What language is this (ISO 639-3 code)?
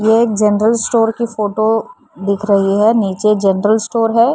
hin